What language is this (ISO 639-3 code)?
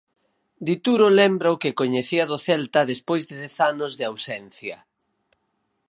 glg